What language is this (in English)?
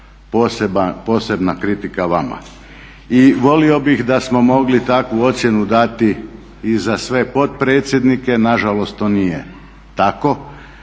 Croatian